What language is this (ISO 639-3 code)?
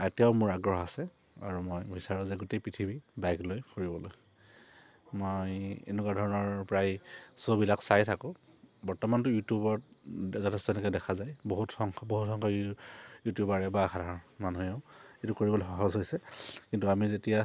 asm